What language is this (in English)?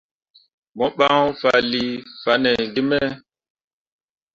Mundang